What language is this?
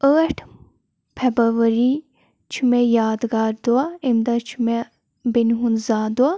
Kashmiri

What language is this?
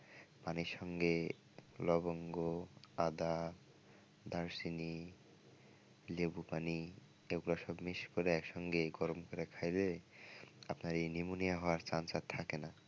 Bangla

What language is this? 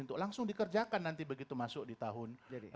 Indonesian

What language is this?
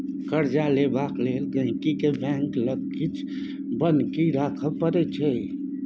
Maithili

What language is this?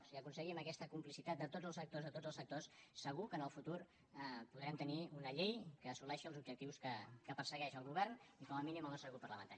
Catalan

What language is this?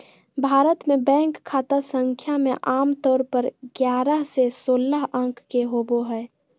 Magahi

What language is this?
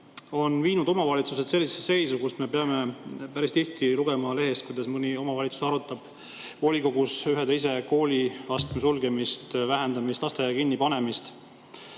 Estonian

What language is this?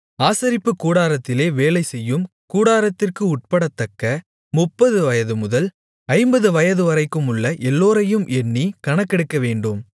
Tamil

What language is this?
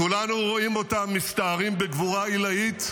Hebrew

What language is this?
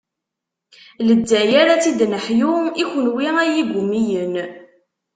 Kabyle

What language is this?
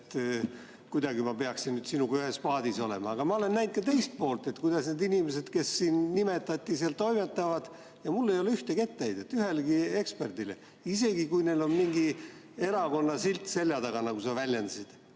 Estonian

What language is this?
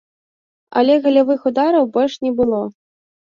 Belarusian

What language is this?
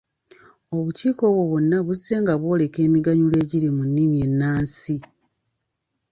Ganda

